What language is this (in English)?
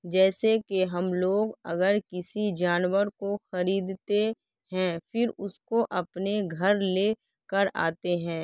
Urdu